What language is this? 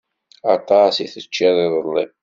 Kabyle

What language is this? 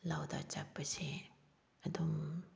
Manipuri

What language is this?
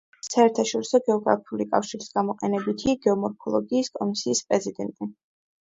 Georgian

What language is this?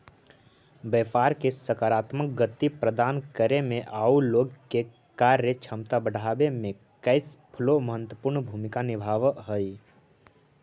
Magahi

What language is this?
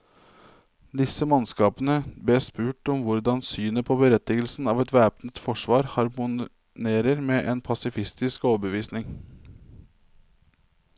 Norwegian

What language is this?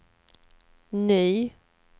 Swedish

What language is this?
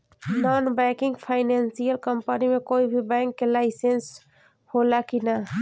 Bhojpuri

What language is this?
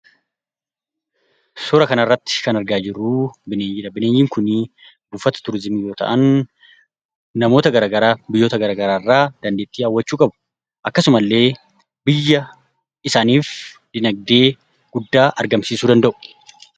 Oromo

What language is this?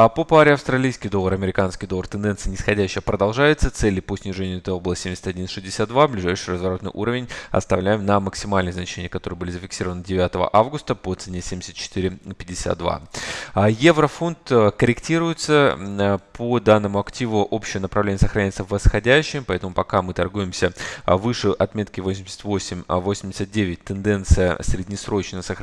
Russian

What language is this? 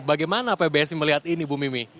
Indonesian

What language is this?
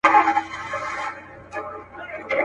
Pashto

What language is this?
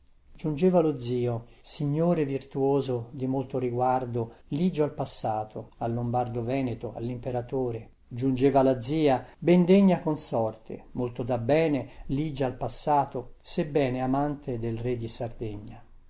Italian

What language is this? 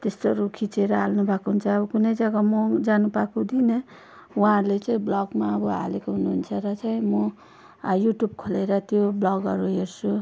Nepali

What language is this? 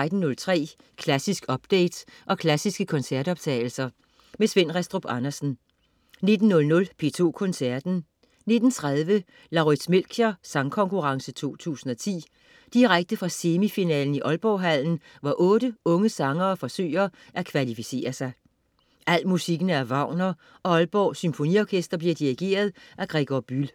Danish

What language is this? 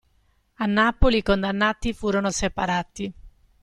Italian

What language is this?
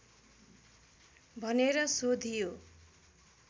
Nepali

